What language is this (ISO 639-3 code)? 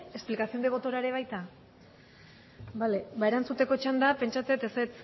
eus